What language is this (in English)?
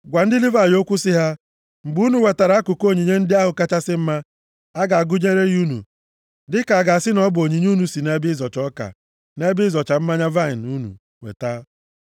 Igbo